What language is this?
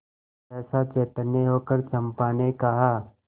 Hindi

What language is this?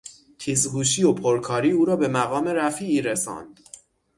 Persian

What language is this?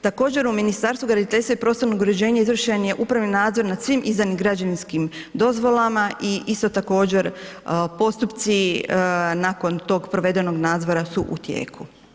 Croatian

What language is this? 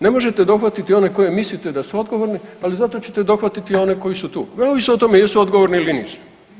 Croatian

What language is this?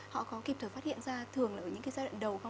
Vietnamese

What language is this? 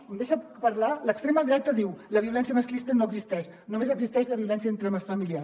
Catalan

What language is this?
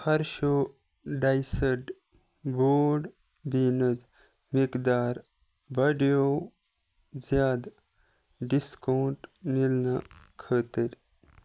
Kashmiri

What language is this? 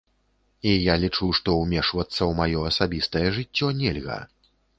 Belarusian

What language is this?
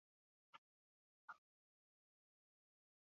Basque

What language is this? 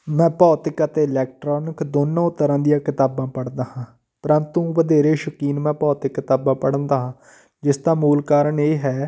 Punjabi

